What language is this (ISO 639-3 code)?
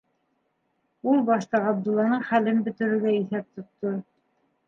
bak